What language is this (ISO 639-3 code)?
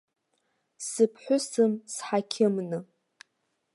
abk